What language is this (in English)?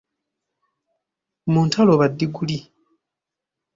Ganda